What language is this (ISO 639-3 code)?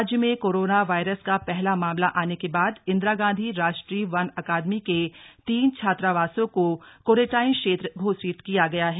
hin